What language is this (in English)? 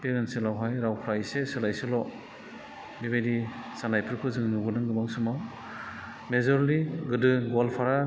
Bodo